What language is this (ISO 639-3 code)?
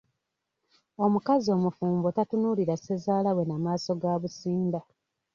lug